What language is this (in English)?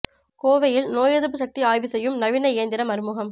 Tamil